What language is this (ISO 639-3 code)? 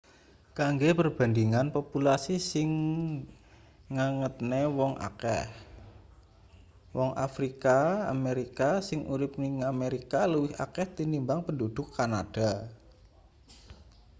jav